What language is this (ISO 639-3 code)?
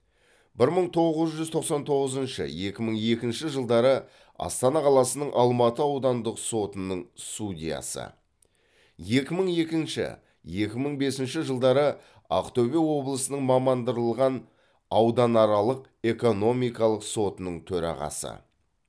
kaz